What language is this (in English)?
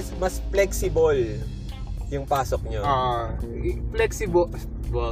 Filipino